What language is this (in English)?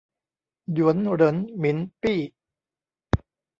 Thai